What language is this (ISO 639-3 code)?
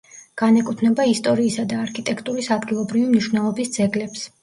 kat